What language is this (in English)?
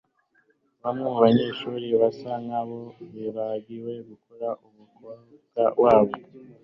Kinyarwanda